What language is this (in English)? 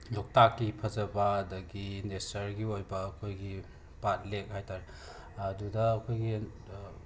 Manipuri